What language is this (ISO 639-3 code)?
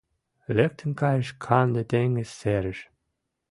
chm